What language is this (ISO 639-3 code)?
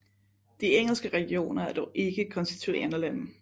dan